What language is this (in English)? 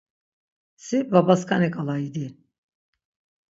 Laz